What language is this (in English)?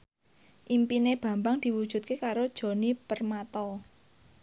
Javanese